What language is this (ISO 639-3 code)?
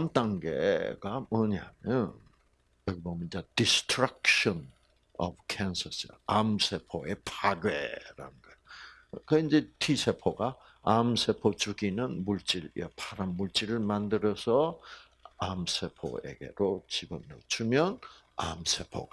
kor